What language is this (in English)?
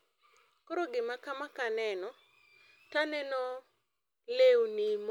Luo (Kenya and Tanzania)